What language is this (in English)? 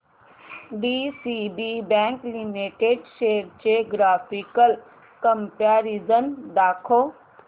Marathi